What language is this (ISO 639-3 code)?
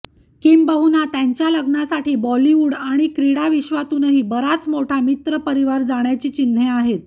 mar